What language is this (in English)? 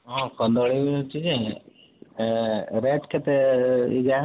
Odia